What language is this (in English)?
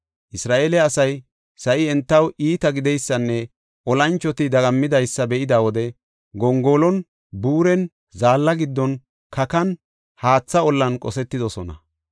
Gofa